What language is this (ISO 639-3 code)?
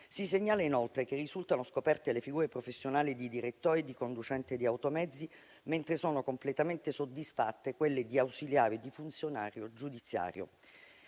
ita